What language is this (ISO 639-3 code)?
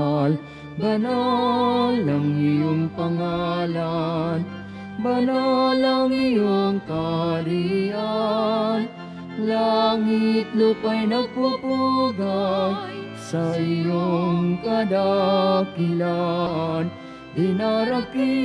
fil